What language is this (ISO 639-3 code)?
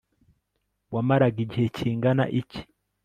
kin